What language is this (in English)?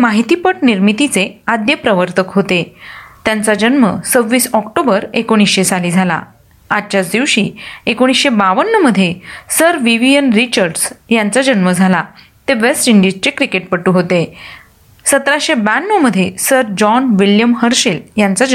Marathi